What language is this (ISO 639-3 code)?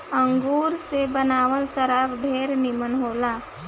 bho